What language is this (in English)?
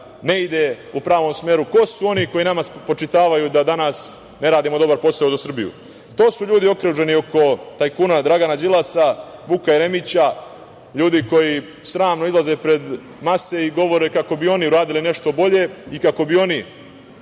Serbian